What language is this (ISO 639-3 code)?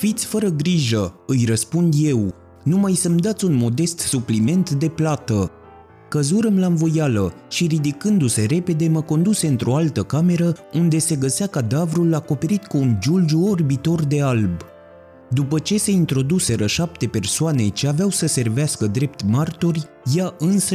ron